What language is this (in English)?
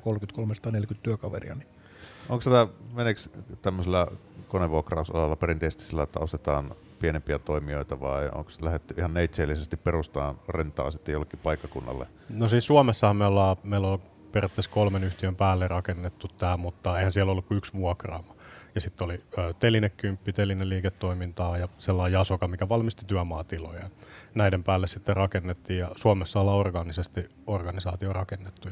Finnish